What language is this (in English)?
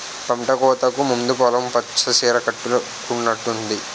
Telugu